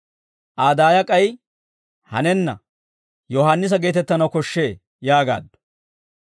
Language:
Dawro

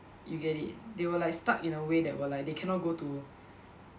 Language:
English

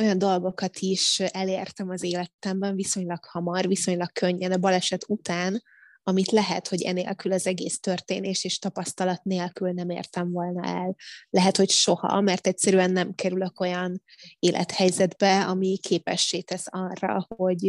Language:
Hungarian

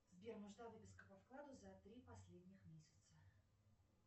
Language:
Russian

